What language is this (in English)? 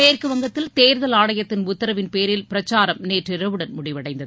Tamil